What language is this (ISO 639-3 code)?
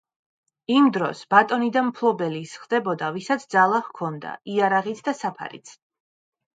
kat